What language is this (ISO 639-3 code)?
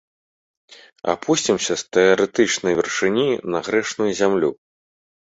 bel